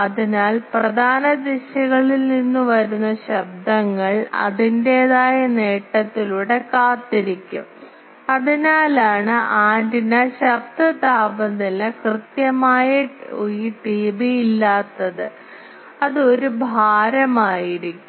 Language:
Malayalam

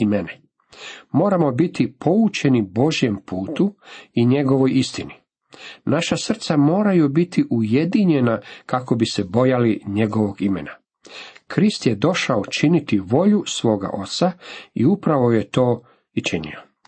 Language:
Croatian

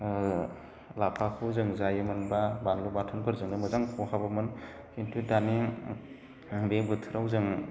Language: Bodo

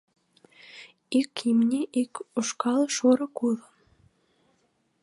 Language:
Mari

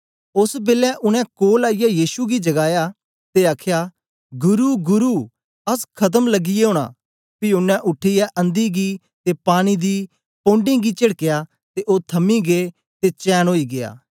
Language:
Dogri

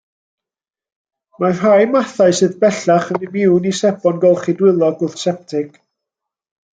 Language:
Welsh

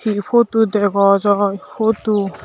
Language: Chakma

